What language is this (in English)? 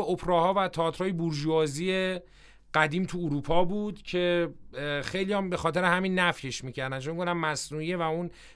Persian